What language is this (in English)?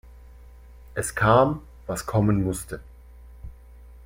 German